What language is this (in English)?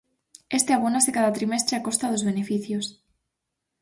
Galician